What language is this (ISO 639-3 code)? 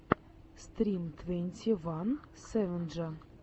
rus